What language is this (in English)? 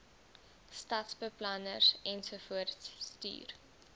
Afrikaans